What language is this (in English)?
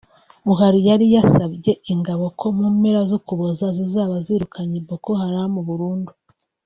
Kinyarwanda